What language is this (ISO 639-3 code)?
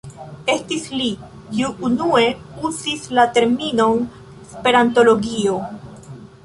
epo